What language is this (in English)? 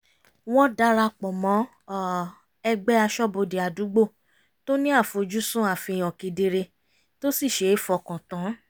Yoruba